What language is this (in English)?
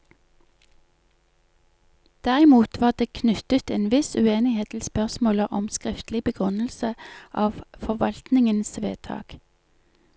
Norwegian